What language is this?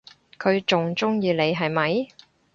Cantonese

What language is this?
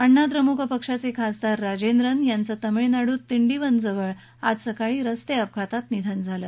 Marathi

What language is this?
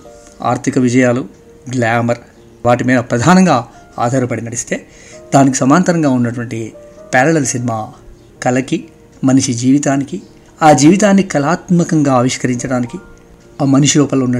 Telugu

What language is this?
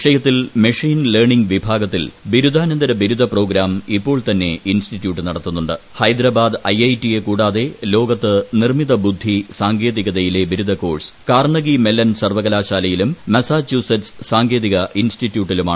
Malayalam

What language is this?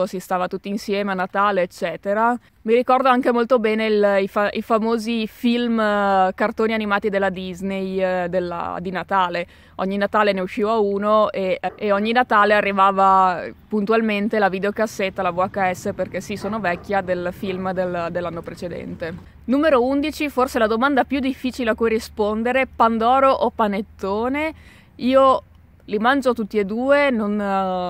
Italian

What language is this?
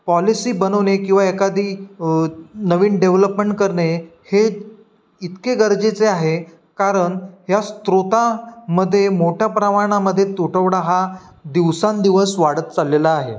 Marathi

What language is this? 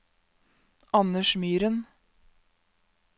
Norwegian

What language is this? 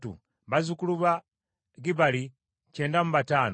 Ganda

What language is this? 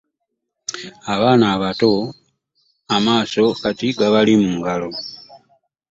Ganda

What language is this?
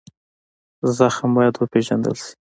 Pashto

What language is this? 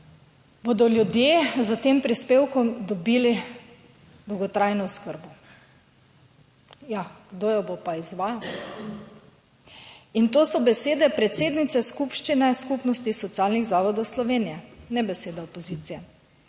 Slovenian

